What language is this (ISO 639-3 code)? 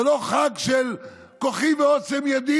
heb